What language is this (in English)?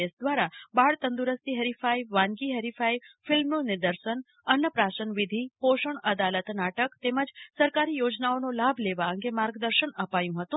Gujarati